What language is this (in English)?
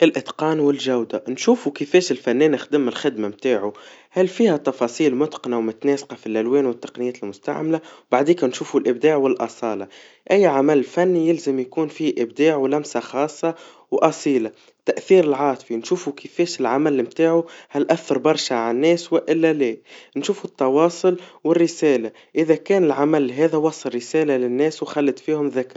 Tunisian Arabic